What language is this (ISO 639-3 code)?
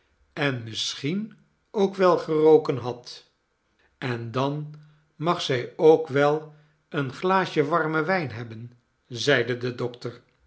nld